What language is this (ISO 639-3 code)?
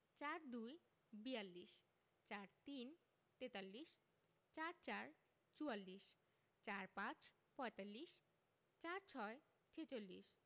ben